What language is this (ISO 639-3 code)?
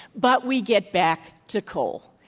eng